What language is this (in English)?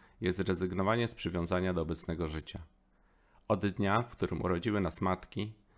Polish